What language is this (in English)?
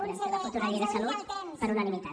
Catalan